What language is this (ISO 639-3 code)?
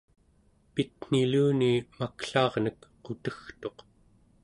esu